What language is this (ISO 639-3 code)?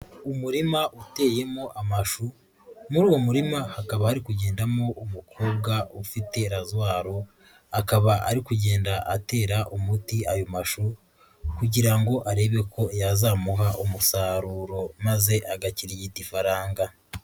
kin